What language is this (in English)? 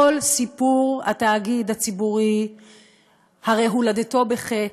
Hebrew